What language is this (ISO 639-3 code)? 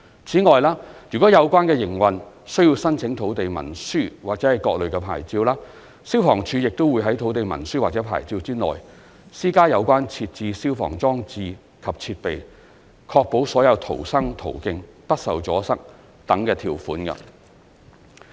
yue